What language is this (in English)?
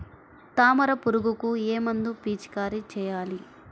Telugu